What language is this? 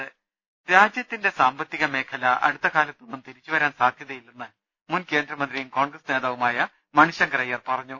Malayalam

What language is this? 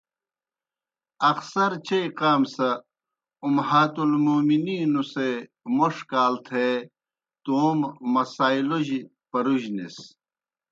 Kohistani Shina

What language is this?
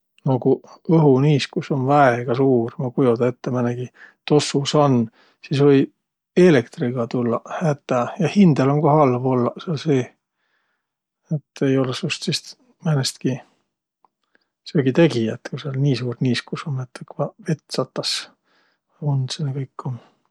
Võro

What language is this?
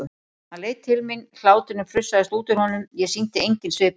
Icelandic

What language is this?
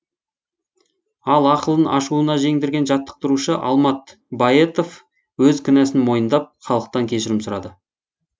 Kazakh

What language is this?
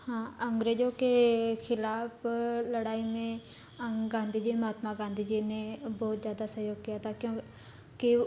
Hindi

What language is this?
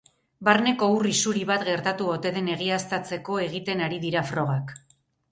Basque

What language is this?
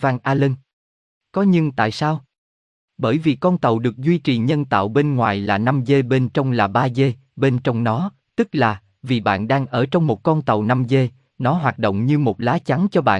Vietnamese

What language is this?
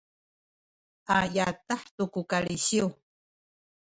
Sakizaya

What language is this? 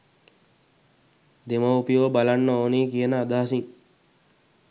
Sinhala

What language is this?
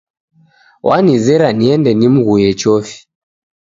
Taita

